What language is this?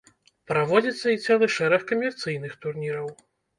Belarusian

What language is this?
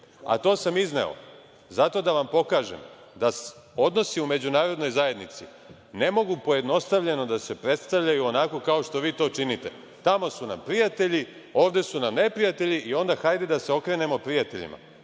Serbian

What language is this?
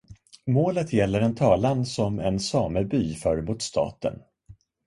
Swedish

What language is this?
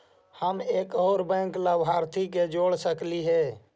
Magahi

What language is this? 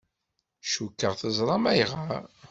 Kabyle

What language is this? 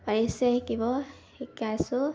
Assamese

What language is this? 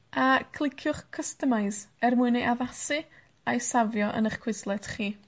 Welsh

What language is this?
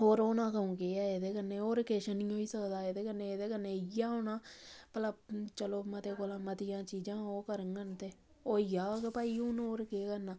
Dogri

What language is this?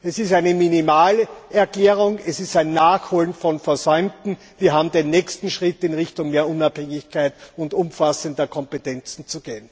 German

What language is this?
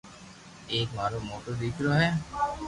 Loarki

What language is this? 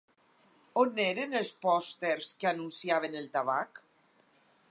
Catalan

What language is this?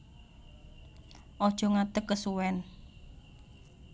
Javanese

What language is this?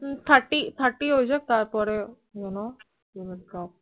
Bangla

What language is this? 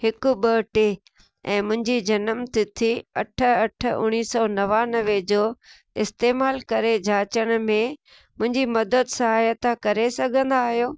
Sindhi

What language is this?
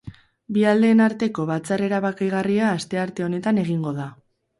Basque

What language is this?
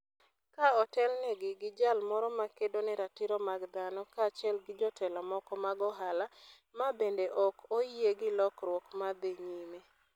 Luo (Kenya and Tanzania)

